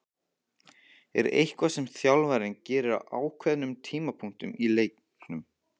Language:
Icelandic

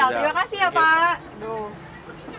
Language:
Indonesian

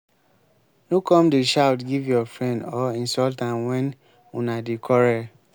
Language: Nigerian Pidgin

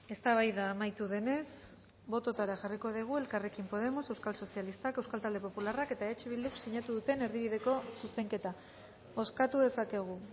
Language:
Basque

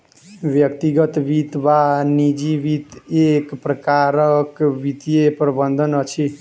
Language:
Maithili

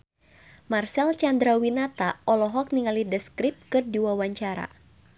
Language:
Sundanese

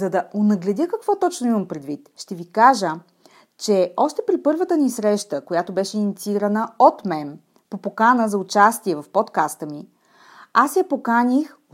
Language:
Bulgarian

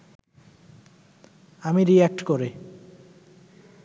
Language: Bangla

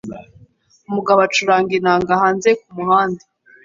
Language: Kinyarwanda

